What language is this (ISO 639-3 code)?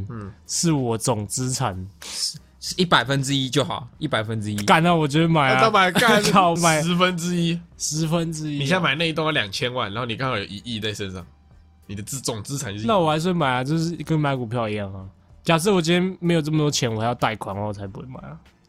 zho